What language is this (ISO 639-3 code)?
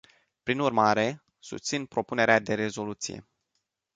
ron